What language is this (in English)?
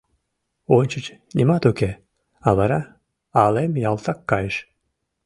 Mari